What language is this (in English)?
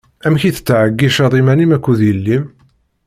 Kabyle